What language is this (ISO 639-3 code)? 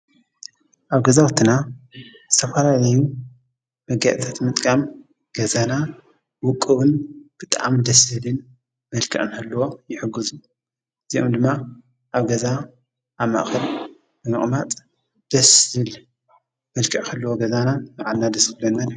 tir